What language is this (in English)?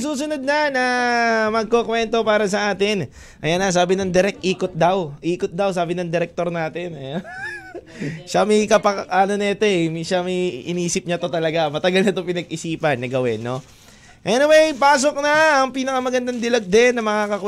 Filipino